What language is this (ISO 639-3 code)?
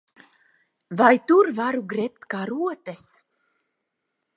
lav